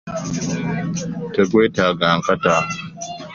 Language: Ganda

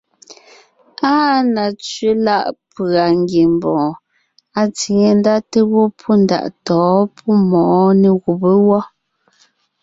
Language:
Ngiemboon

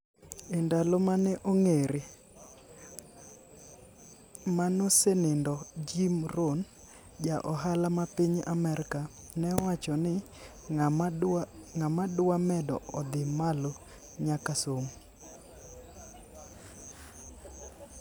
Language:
Luo (Kenya and Tanzania)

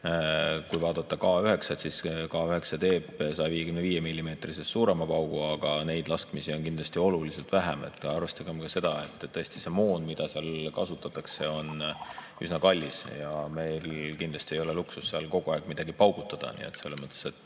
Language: Estonian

